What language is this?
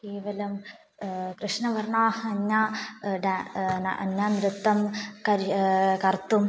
Sanskrit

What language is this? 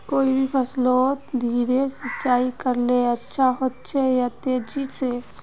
Magahi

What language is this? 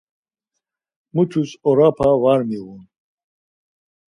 Laz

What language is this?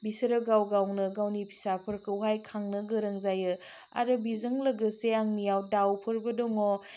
Bodo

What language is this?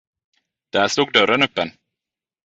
Swedish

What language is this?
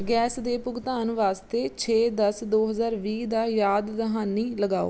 Punjabi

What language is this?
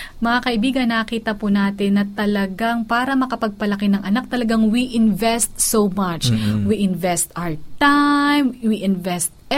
Filipino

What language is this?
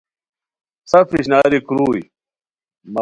Khowar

